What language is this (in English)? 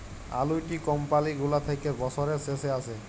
Bangla